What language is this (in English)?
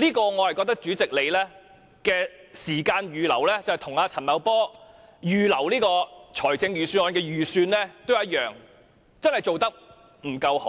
Cantonese